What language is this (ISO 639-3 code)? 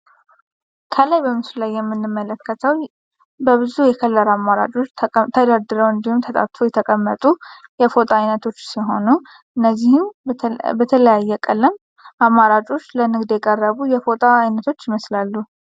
amh